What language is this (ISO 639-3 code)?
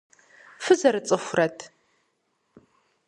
kbd